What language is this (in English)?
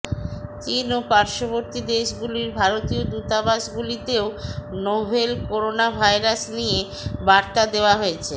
Bangla